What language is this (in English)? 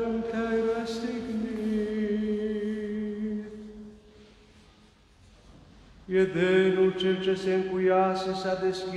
Romanian